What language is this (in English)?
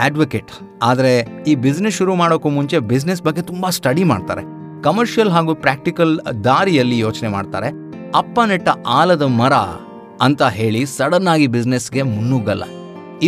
Kannada